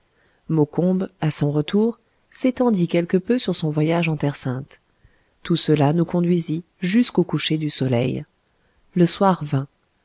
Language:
French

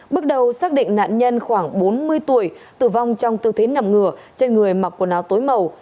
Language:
Vietnamese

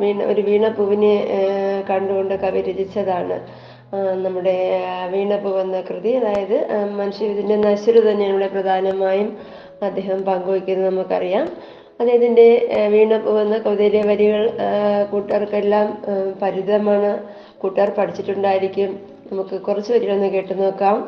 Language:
Malayalam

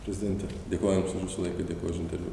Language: Lithuanian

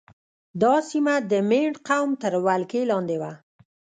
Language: Pashto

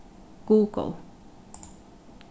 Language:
Faroese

